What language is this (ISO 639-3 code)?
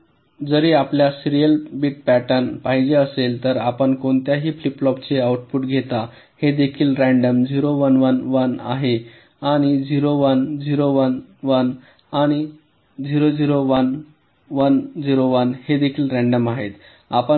mar